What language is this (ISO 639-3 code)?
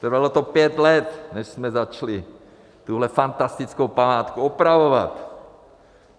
ces